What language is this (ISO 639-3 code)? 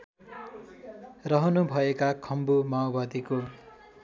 nep